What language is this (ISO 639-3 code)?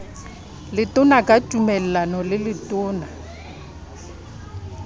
sot